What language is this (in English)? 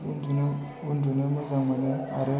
Bodo